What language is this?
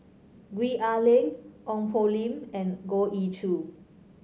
English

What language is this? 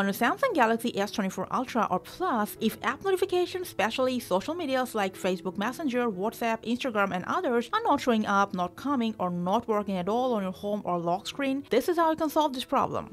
English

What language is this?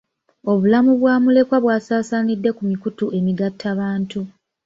Ganda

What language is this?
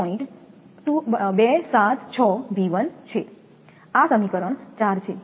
Gujarati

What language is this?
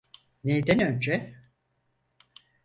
Turkish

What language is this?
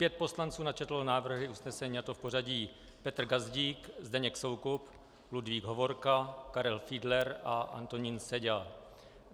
Czech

